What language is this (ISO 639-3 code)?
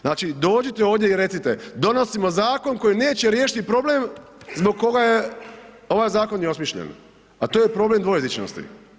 hrv